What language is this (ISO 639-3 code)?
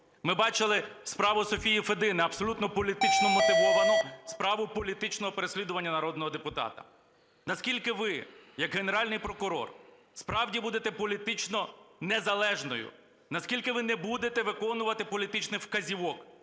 ukr